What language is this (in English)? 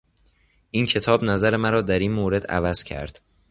Persian